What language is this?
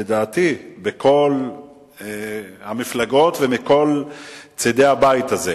Hebrew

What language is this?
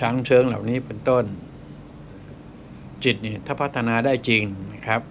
Thai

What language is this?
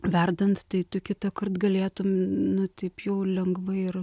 Lithuanian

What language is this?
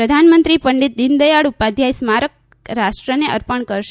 Gujarati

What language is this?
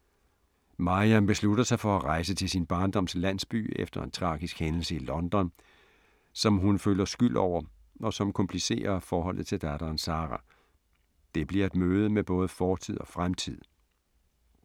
Danish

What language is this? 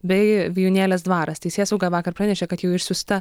Lithuanian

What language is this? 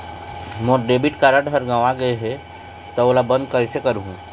Chhattisgarhi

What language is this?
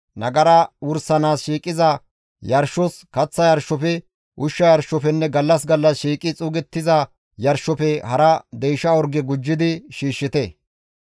Gamo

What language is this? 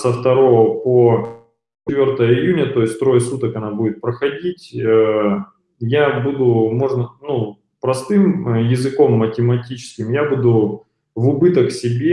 Russian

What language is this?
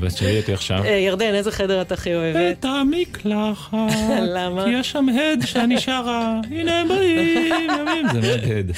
Hebrew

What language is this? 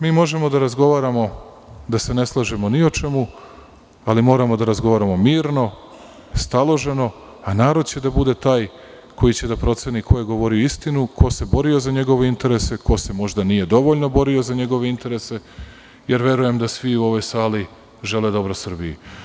Serbian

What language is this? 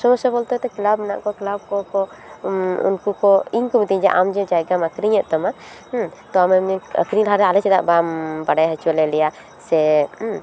Santali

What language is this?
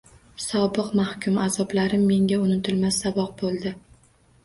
Uzbek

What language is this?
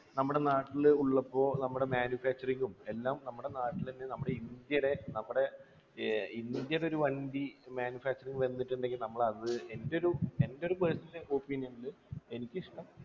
Malayalam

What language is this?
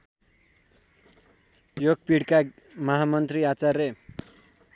Nepali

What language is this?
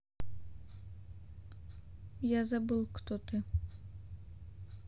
Russian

